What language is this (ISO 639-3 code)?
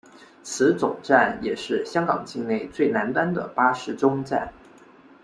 zho